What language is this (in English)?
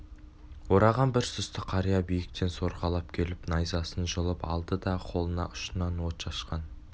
Kazakh